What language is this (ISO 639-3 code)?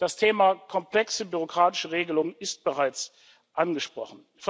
deu